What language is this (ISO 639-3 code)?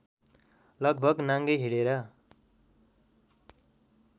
nep